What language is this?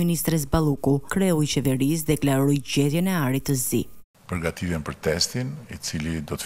Romanian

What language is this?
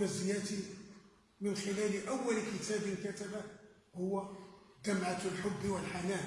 Arabic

